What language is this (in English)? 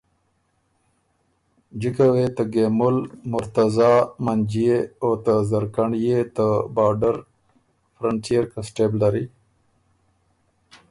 Ormuri